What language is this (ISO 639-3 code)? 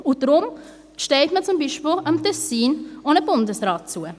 gsw